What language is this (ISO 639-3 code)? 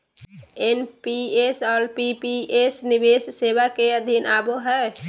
mag